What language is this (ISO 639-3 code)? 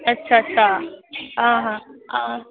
doi